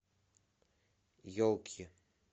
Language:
Russian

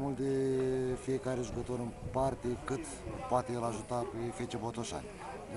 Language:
Romanian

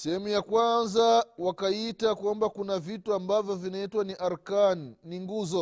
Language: Swahili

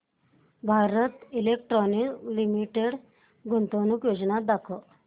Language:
Marathi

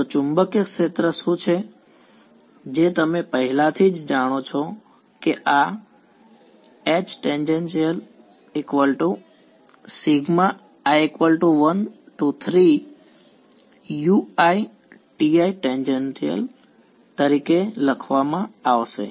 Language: Gujarati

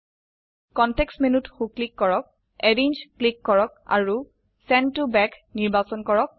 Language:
Assamese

